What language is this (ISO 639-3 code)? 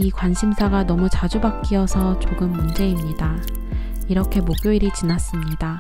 kor